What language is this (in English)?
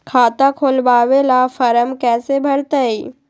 Magahi